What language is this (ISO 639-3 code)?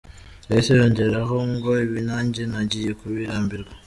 kin